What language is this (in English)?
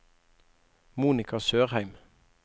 Norwegian